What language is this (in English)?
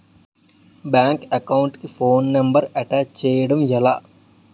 Telugu